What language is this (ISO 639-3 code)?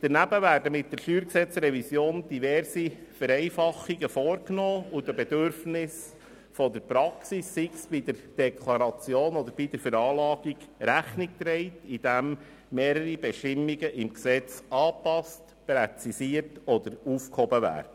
gsw